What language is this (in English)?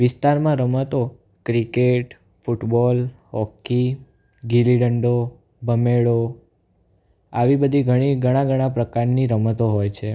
Gujarati